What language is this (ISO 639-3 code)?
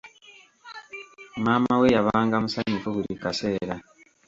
lug